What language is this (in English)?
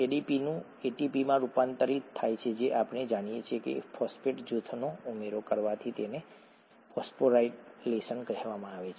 Gujarati